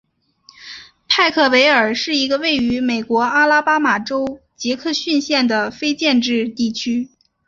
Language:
Chinese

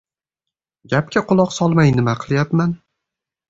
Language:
Uzbek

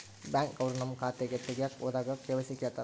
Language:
Kannada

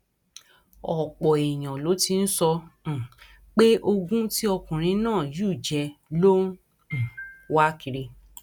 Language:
Yoruba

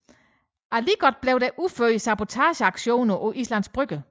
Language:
Danish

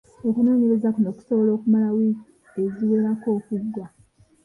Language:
Ganda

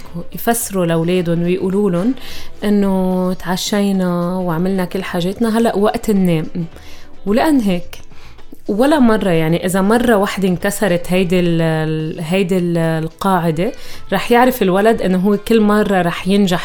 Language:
Arabic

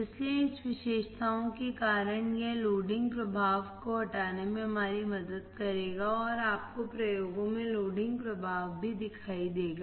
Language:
Hindi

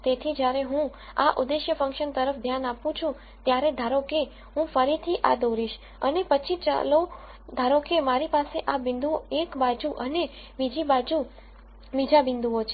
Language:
Gujarati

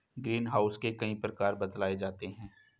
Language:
Hindi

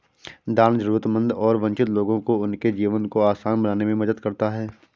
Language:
Hindi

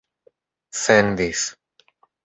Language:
Esperanto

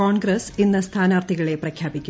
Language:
Malayalam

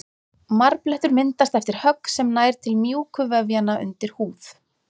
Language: Icelandic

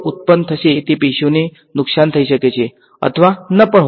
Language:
Gujarati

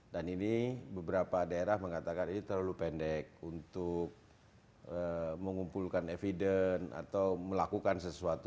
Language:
Indonesian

